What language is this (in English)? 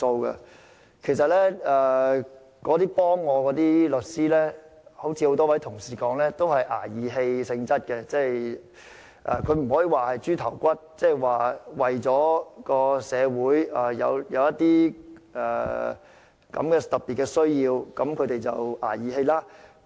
Cantonese